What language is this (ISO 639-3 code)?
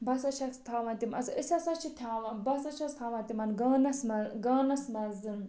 kas